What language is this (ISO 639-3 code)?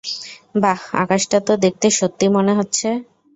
ben